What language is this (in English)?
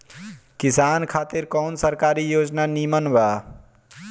Bhojpuri